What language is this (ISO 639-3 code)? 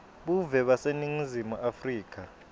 ssw